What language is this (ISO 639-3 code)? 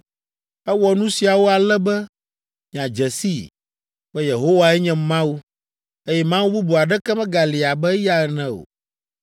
ewe